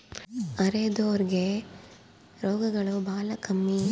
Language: Kannada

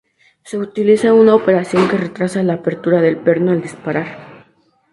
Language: Spanish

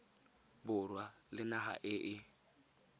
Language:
Tswana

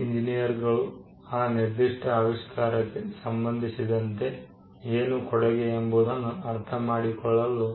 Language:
Kannada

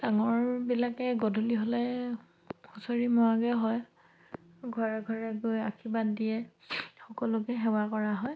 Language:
Assamese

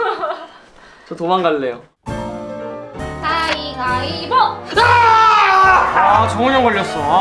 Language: Korean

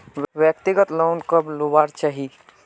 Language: Magahi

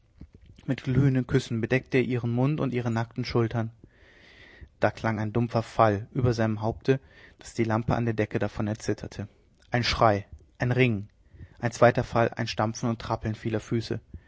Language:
German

